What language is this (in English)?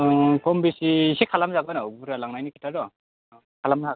Bodo